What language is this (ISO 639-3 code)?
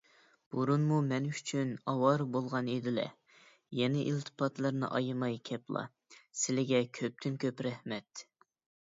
uig